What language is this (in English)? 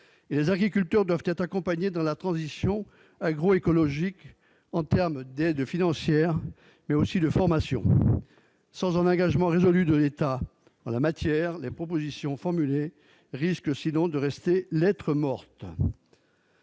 French